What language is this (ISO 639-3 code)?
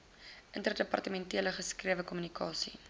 afr